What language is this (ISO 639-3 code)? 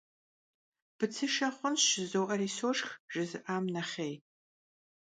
kbd